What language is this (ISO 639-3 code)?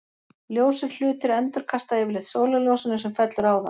isl